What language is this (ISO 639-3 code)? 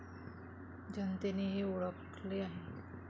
mar